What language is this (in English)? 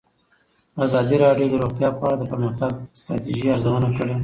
Pashto